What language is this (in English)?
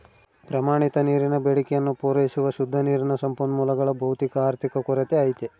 Kannada